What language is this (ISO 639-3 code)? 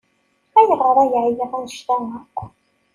kab